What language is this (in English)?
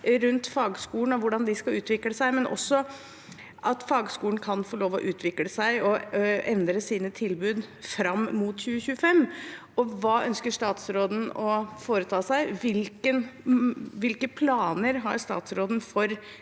Norwegian